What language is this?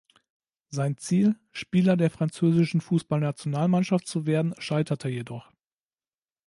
German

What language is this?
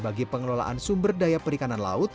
Indonesian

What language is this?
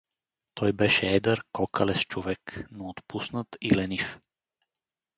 Bulgarian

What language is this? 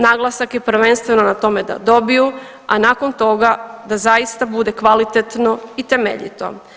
Croatian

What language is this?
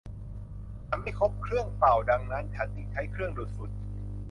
Thai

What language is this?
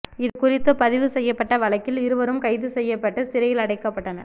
Tamil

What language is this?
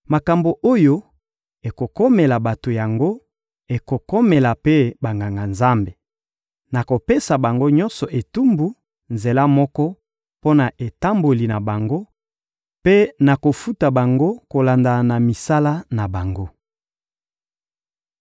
Lingala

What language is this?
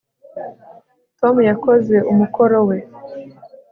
Kinyarwanda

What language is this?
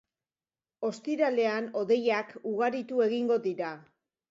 Basque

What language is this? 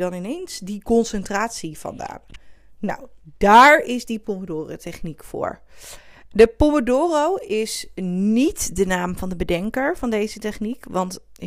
Dutch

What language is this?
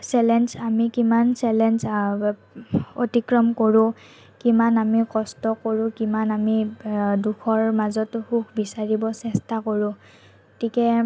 Assamese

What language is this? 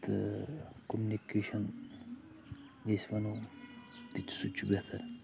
Kashmiri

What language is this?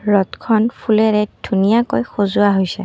Assamese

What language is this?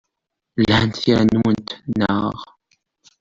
Kabyle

